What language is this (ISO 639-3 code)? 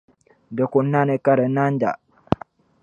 dag